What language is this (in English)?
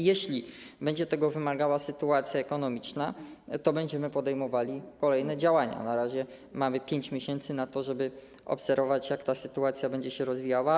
Polish